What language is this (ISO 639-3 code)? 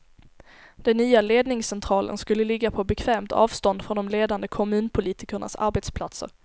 swe